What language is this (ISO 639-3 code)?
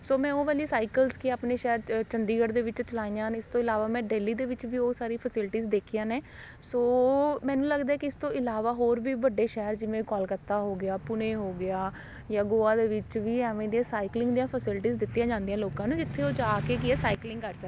pan